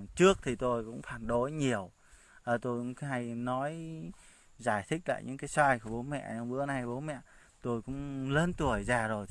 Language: Vietnamese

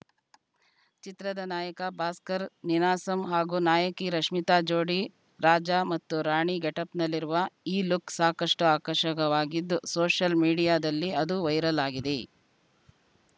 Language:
Kannada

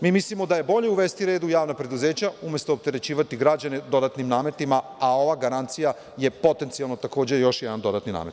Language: Serbian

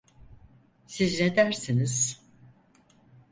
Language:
Turkish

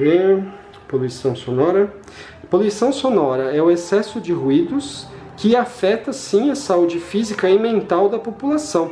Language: Portuguese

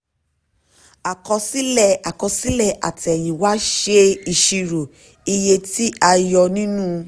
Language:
Yoruba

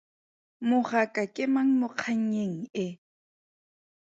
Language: Tswana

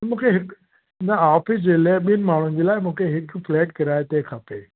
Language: Sindhi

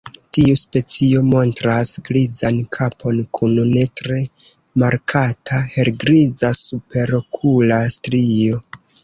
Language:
Esperanto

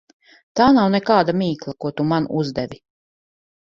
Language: Latvian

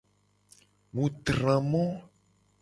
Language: Gen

